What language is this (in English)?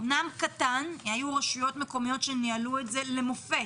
Hebrew